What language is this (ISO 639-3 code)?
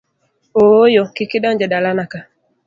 luo